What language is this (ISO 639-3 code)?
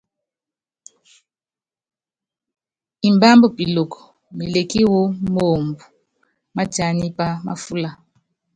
yav